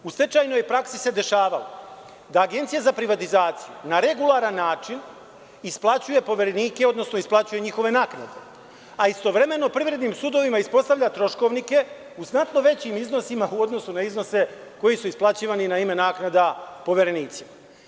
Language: Serbian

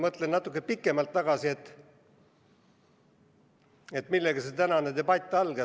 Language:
Estonian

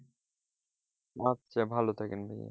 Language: Bangla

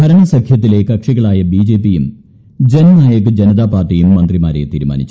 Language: Malayalam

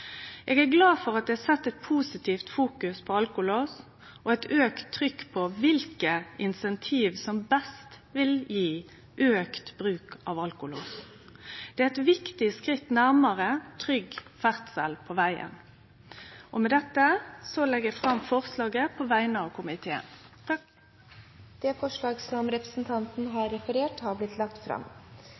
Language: Norwegian Nynorsk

